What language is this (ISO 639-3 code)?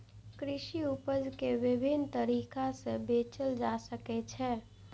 mai